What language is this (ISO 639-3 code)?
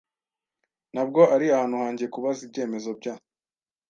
kin